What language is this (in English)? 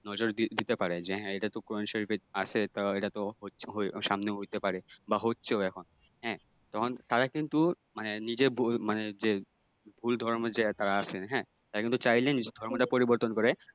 Bangla